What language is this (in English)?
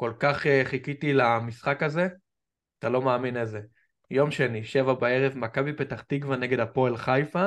Hebrew